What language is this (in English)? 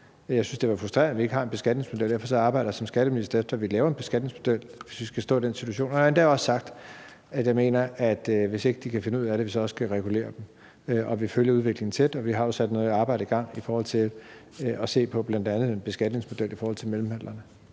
Danish